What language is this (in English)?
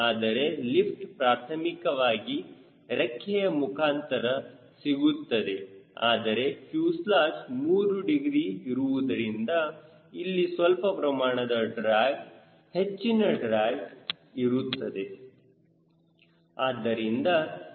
Kannada